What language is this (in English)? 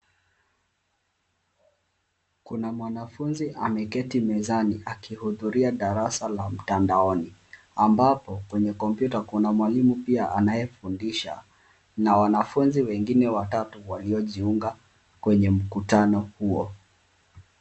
Swahili